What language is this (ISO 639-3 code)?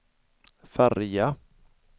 swe